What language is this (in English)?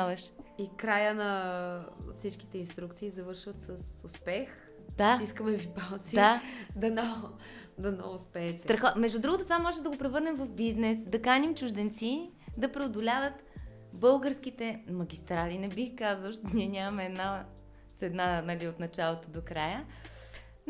Bulgarian